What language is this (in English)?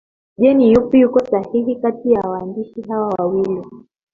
Swahili